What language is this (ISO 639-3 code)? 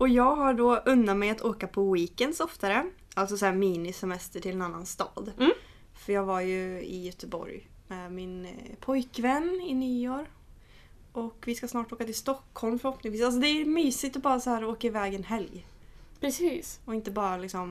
swe